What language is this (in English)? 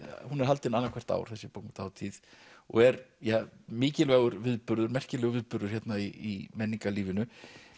Icelandic